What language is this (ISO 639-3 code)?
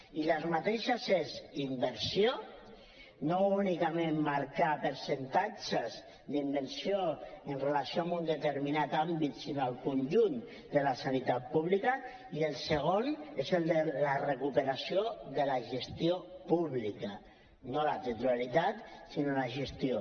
cat